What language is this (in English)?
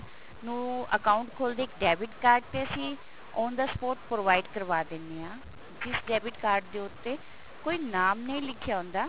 Punjabi